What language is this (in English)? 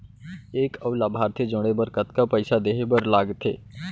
Chhattisgarhi